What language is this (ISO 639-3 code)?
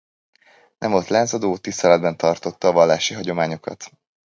hun